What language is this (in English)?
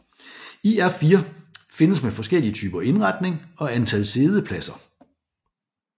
Danish